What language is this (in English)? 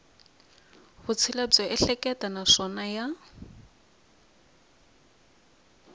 Tsonga